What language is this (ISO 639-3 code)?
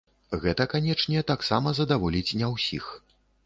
bel